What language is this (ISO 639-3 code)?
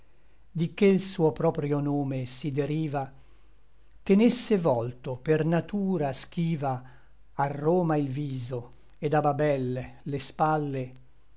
ita